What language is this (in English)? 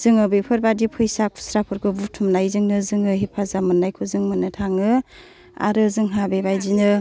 Bodo